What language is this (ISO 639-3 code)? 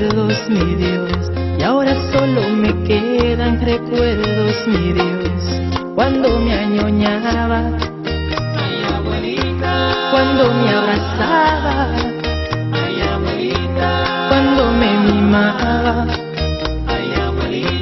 ron